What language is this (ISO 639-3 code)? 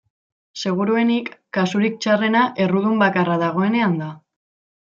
eus